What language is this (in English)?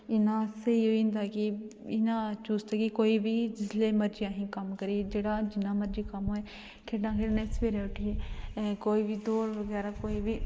Dogri